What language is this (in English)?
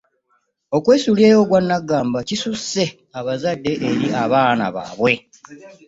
Ganda